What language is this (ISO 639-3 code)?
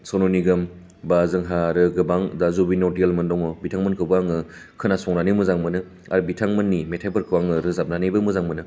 brx